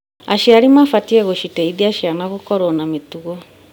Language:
Kikuyu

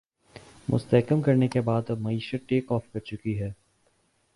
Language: Urdu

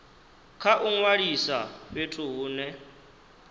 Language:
Venda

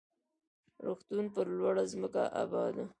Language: Pashto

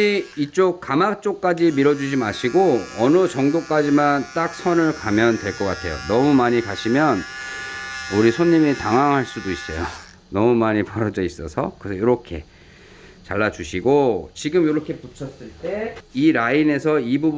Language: Korean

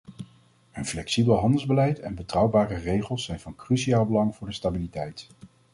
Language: Dutch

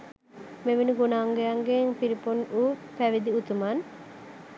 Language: Sinhala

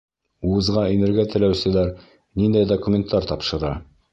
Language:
Bashkir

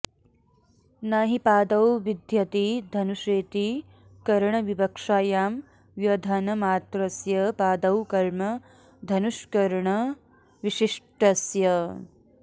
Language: Sanskrit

